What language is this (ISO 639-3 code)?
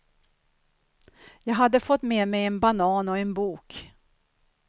swe